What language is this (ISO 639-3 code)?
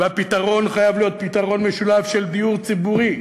heb